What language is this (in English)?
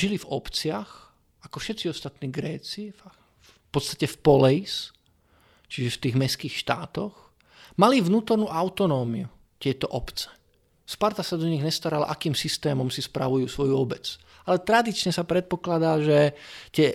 Czech